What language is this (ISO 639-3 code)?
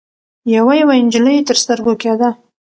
pus